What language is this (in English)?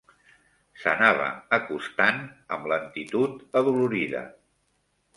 Catalan